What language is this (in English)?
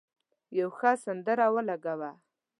Pashto